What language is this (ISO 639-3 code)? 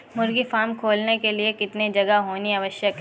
hin